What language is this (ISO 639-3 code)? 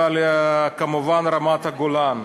heb